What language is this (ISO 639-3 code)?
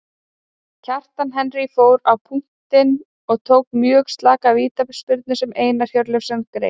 isl